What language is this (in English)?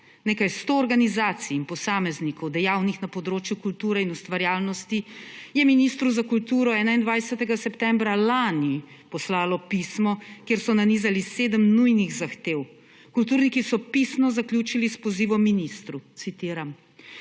Slovenian